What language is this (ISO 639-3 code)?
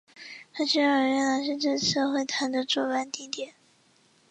zho